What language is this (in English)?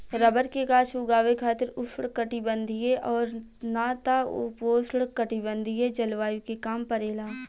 Bhojpuri